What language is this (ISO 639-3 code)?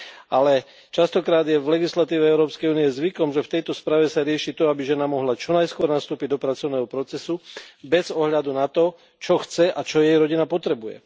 slk